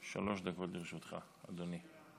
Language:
Hebrew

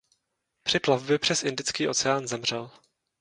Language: Czech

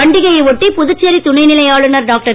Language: Tamil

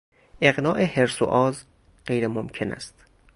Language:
Persian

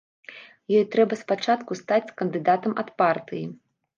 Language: Belarusian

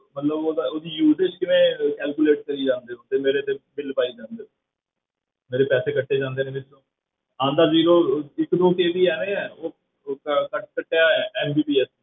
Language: Punjabi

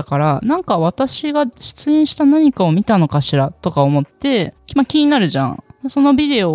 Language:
Japanese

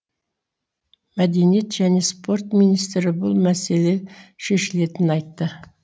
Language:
Kazakh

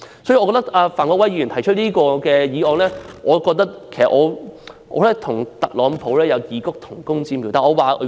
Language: Cantonese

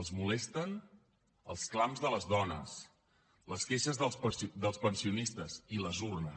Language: Catalan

